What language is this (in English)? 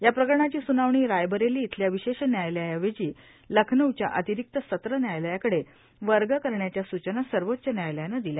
Marathi